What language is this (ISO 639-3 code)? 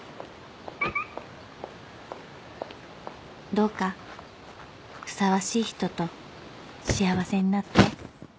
jpn